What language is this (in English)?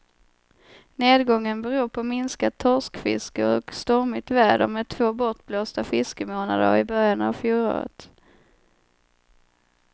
Swedish